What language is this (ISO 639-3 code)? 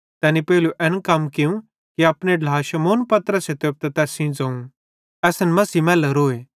bhd